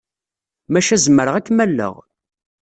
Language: Kabyle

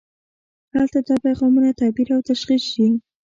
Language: Pashto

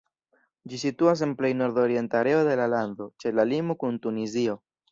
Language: Esperanto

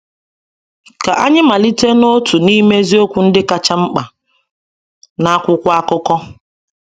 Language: Igbo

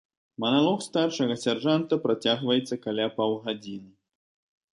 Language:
Belarusian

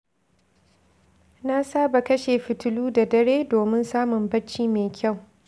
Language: Hausa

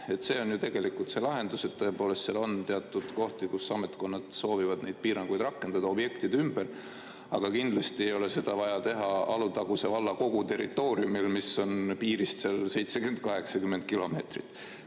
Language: Estonian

